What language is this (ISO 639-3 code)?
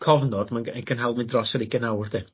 cym